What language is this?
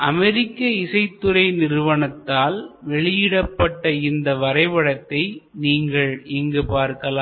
Tamil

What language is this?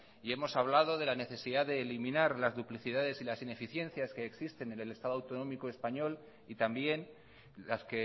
Spanish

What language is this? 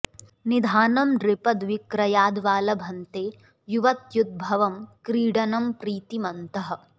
Sanskrit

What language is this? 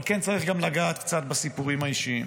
Hebrew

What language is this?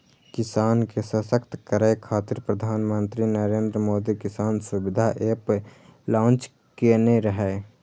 Maithili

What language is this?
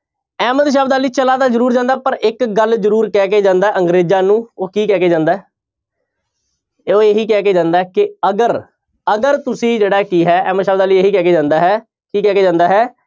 Punjabi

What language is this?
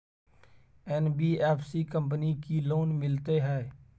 Maithili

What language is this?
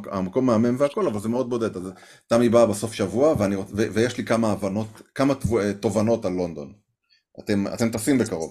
Hebrew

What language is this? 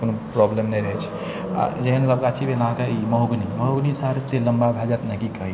Maithili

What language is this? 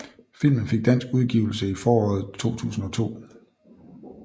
Danish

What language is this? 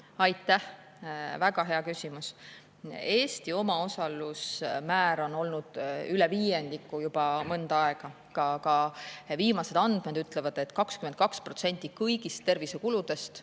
Estonian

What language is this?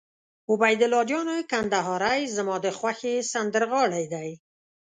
Pashto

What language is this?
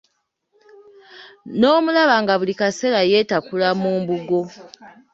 Ganda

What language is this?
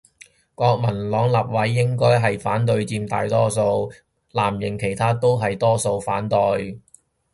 Cantonese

